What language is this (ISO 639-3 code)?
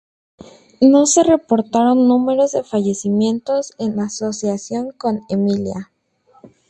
spa